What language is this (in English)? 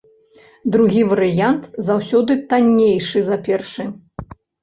Belarusian